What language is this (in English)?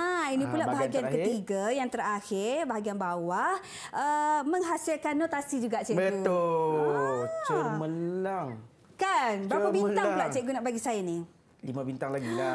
Malay